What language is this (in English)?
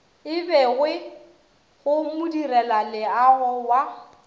Northern Sotho